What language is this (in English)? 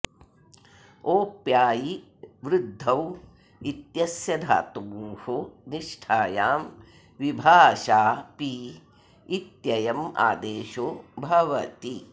Sanskrit